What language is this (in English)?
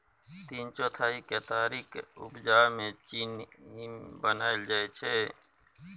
Maithili